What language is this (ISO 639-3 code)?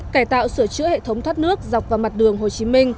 vie